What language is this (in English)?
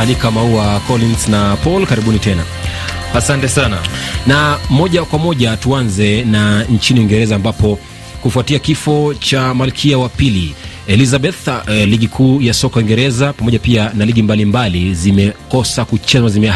Swahili